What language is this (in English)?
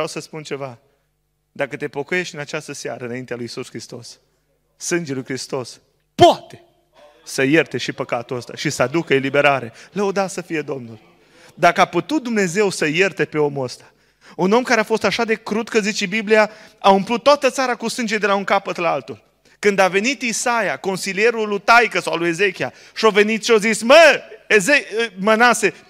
Romanian